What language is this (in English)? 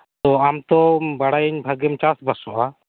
Santali